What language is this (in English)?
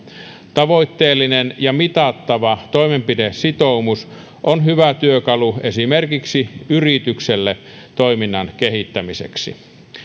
Finnish